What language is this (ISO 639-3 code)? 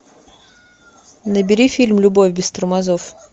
rus